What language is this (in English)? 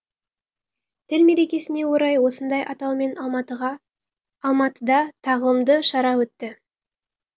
Kazakh